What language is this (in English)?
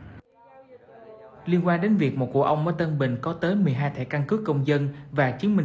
Vietnamese